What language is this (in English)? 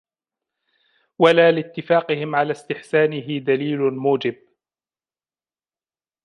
Arabic